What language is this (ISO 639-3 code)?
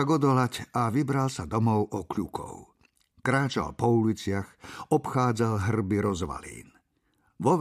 slk